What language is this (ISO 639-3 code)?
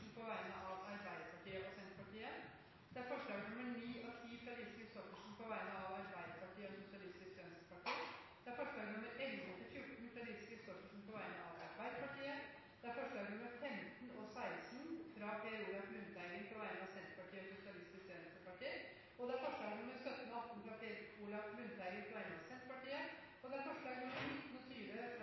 nob